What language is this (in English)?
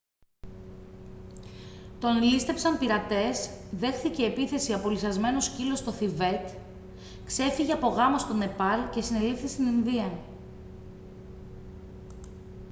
Greek